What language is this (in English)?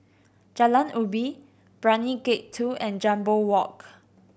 English